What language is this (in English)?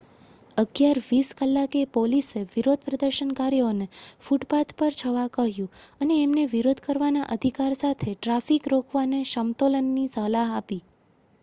Gujarati